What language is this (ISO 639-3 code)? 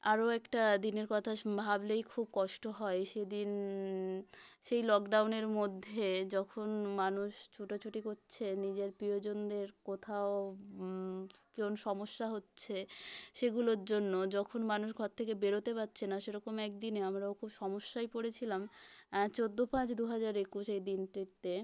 ben